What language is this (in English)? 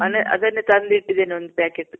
Kannada